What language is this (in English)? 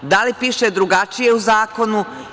Serbian